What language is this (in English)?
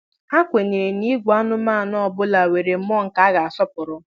Igbo